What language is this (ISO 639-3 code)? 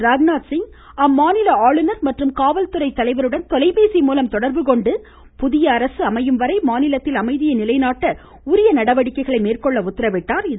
tam